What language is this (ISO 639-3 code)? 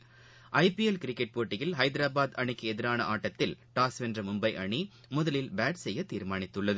tam